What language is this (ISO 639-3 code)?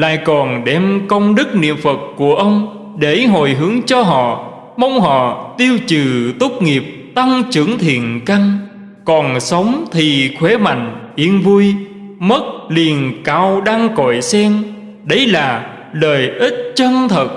vie